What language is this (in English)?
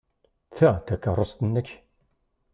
Kabyle